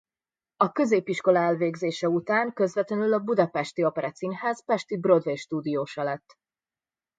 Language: Hungarian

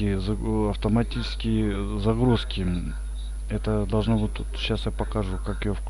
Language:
Russian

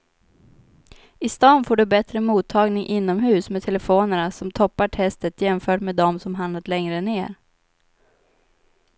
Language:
Swedish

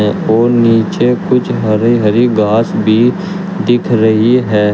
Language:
Hindi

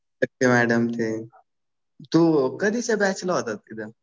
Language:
Marathi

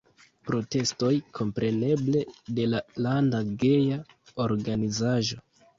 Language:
Esperanto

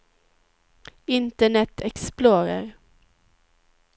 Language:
Swedish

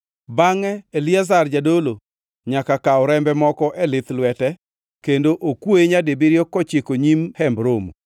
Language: Luo (Kenya and Tanzania)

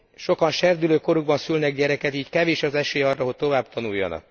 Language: Hungarian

